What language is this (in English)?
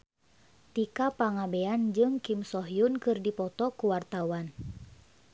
Sundanese